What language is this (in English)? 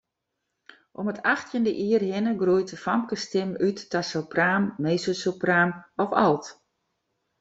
Western Frisian